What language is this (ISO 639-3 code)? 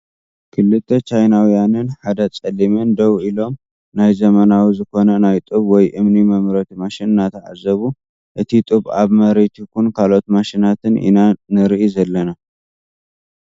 tir